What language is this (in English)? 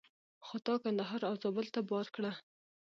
Pashto